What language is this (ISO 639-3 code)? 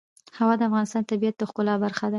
pus